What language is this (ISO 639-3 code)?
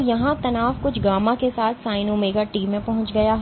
hin